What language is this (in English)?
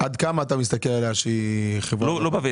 Hebrew